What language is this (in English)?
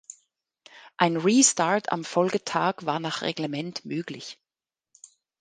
German